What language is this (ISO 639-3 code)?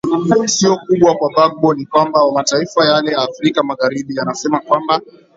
swa